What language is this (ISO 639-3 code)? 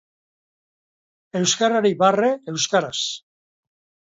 eus